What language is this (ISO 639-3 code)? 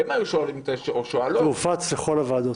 heb